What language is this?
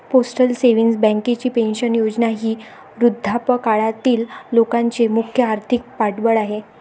Marathi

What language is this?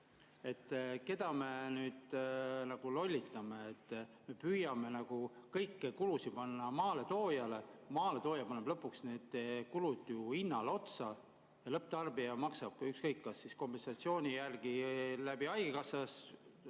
Estonian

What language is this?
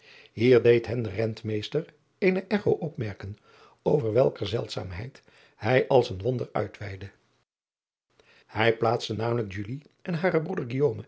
Dutch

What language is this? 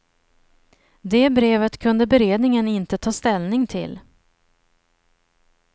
Swedish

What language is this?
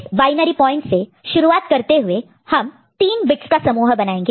Hindi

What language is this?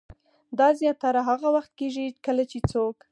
Pashto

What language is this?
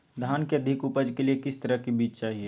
Magahi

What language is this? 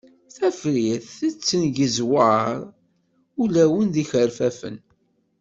Kabyle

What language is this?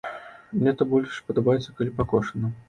Belarusian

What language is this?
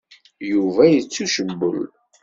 Kabyle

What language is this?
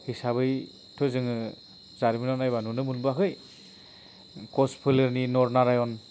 Bodo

